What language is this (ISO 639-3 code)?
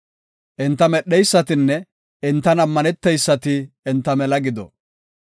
gof